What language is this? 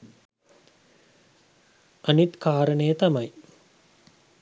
Sinhala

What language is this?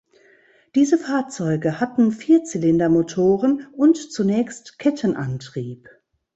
German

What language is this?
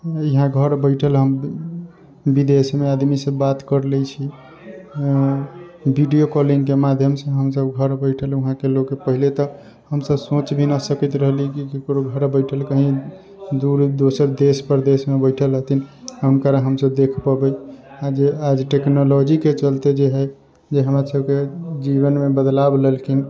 Maithili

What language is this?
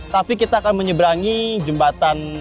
Indonesian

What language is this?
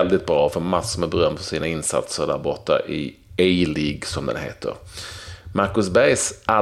Swedish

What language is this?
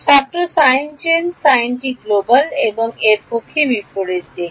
Bangla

